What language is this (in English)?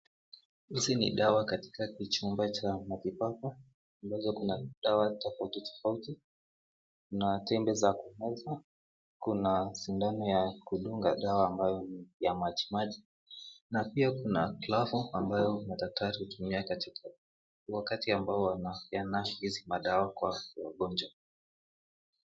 Swahili